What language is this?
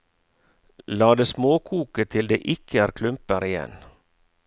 Norwegian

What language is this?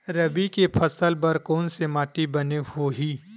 Chhattisgarhi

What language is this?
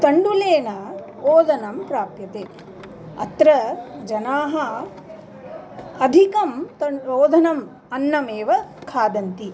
Sanskrit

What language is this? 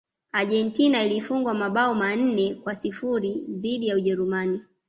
Swahili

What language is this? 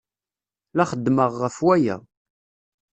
Kabyle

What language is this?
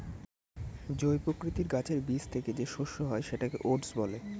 Bangla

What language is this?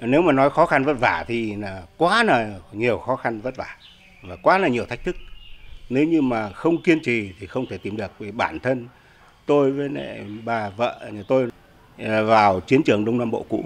Vietnamese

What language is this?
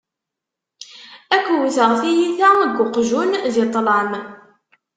Kabyle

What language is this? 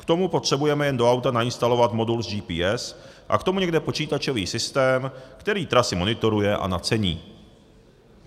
Czech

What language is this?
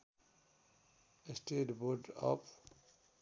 Nepali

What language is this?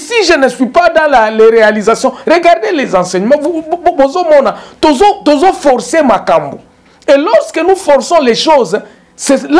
French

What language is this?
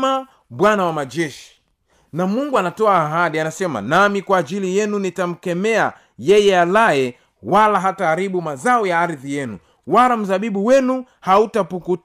Swahili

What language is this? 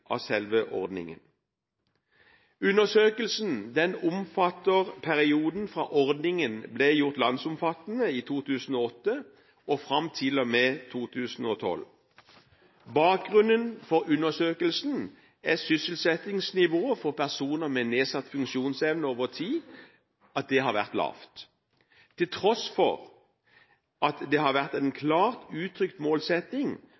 Norwegian Bokmål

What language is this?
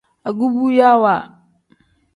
Tem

